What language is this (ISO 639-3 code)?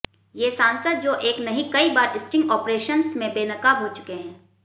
hin